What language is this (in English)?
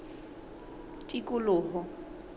Southern Sotho